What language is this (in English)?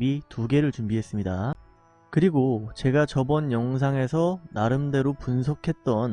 Korean